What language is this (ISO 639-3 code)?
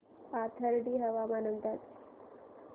mar